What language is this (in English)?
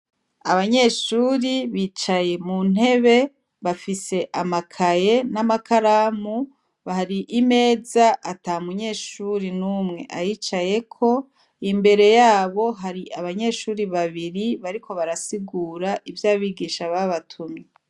Rundi